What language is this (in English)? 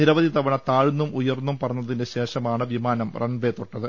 Malayalam